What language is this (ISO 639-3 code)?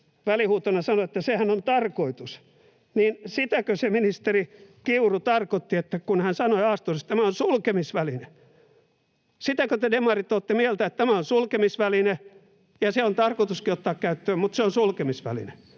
fin